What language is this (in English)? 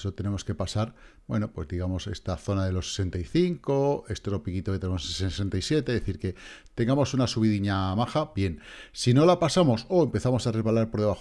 Spanish